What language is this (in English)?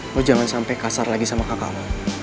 Indonesian